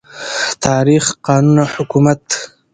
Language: Pashto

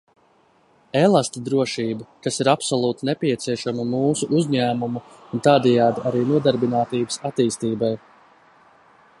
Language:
Latvian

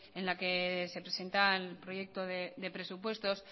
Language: Spanish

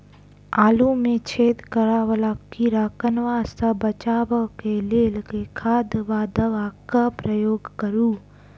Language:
Maithili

